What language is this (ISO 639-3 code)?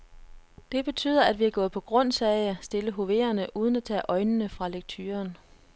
dan